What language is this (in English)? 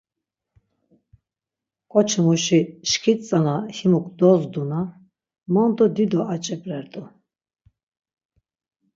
Laz